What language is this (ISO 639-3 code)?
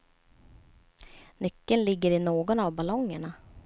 swe